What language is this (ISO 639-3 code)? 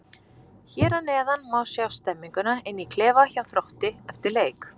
isl